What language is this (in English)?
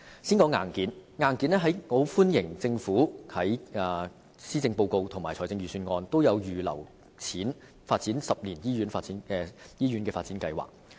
Cantonese